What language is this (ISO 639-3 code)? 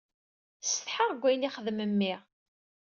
kab